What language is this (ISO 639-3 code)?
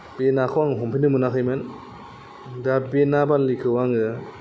brx